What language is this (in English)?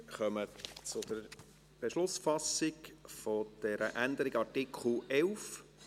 Swiss German